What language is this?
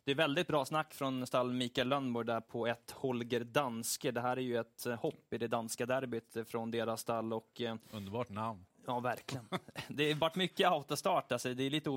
Swedish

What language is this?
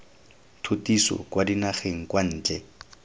Tswana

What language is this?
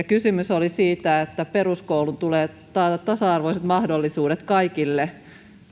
Finnish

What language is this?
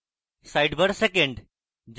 Bangla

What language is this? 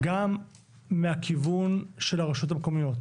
Hebrew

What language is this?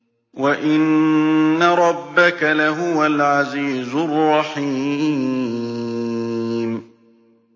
Arabic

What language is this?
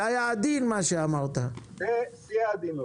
Hebrew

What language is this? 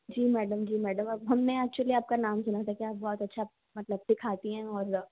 Hindi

